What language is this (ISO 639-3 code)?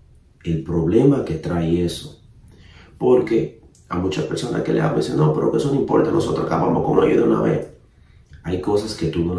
spa